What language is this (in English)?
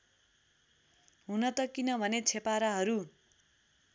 Nepali